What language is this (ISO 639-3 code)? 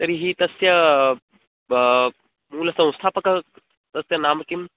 san